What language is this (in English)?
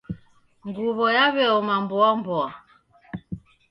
Taita